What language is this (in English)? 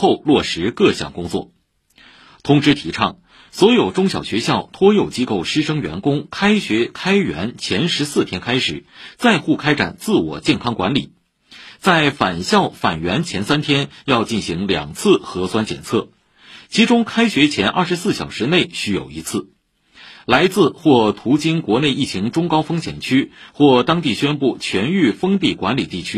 Chinese